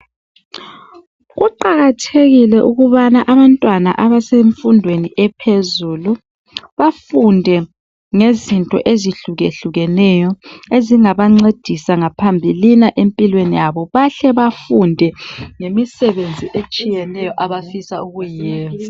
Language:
North Ndebele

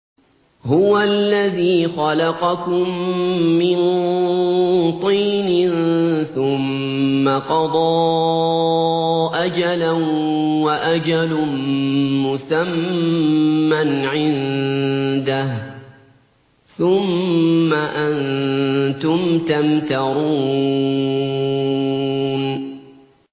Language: Arabic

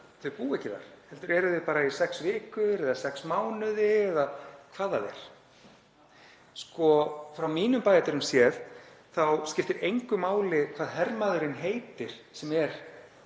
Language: Icelandic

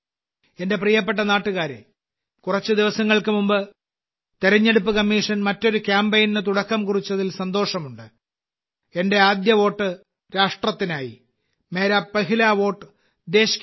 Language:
Malayalam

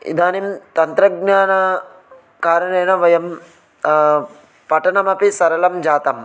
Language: Sanskrit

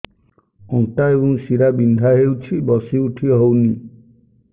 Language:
Odia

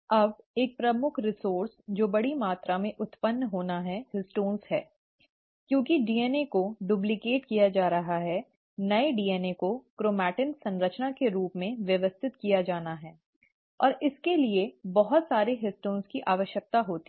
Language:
Hindi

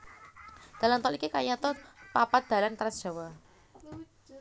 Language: Javanese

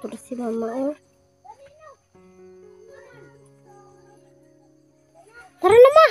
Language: Filipino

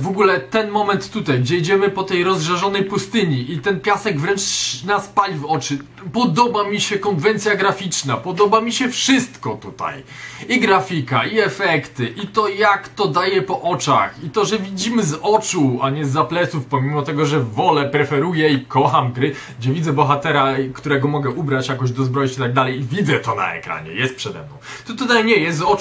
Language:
Polish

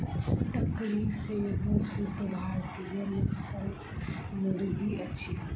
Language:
Maithili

